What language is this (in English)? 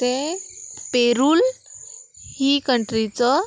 Konkani